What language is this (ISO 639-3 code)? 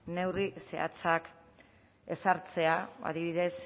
eus